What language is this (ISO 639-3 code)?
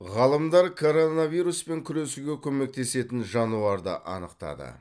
kaz